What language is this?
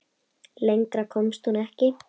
Icelandic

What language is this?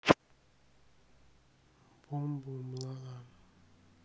Russian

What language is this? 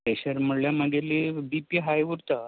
Konkani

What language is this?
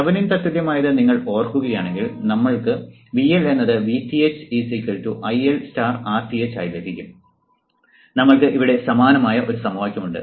Malayalam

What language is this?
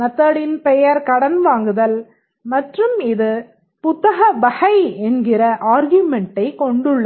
Tamil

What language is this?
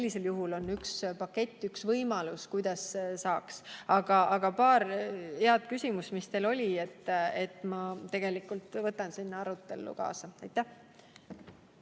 Estonian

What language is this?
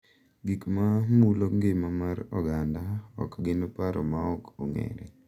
Luo (Kenya and Tanzania)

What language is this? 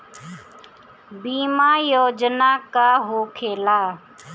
Bhojpuri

